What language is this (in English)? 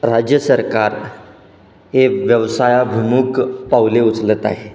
Marathi